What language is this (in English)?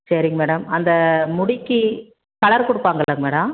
Tamil